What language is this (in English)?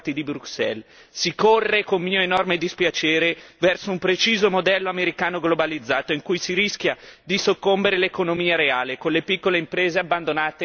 Italian